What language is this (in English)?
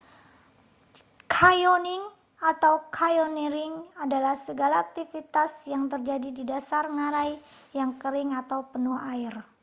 Indonesian